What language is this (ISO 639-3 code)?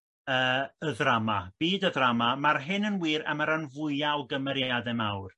cym